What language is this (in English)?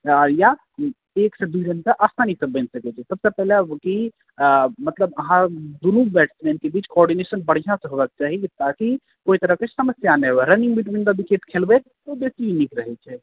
Maithili